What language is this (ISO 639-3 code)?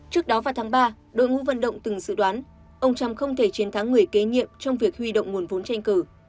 vie